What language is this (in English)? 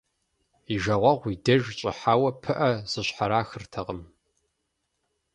Kabardian